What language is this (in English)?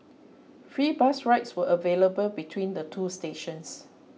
English